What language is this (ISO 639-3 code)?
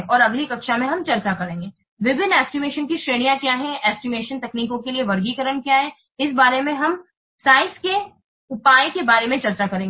hin